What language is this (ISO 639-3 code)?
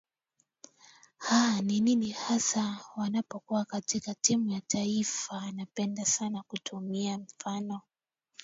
swa